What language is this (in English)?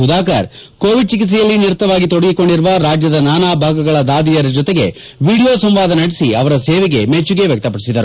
Kannada